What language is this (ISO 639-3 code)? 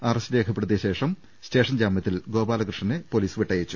mal